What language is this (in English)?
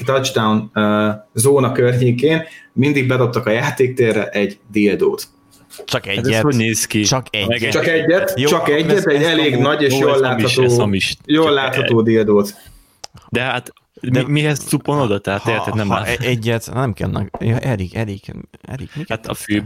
Hungarian